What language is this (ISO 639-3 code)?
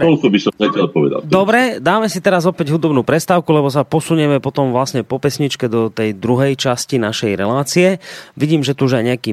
slk